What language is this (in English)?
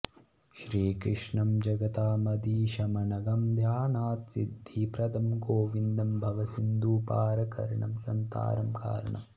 Sanskrit